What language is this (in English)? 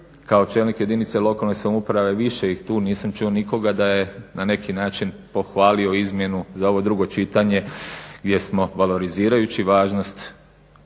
Croatian